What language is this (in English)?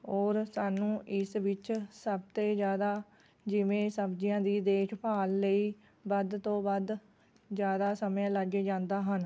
Punjabi